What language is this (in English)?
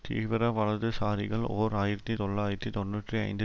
Tamil